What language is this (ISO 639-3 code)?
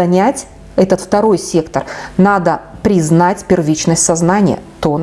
rus